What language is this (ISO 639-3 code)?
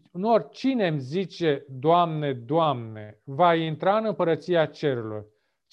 ron